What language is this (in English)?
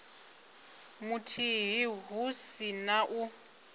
Venda